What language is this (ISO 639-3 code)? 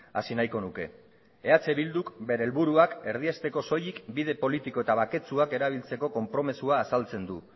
eus